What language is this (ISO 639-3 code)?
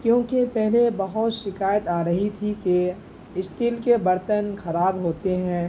urd